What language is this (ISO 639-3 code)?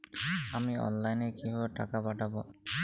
ben